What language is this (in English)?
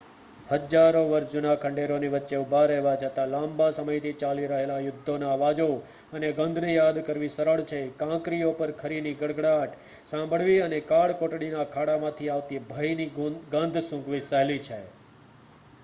Gujarati